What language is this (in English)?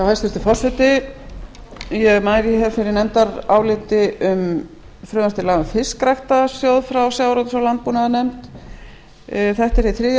Icelandic